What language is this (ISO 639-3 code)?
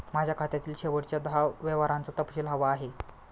mar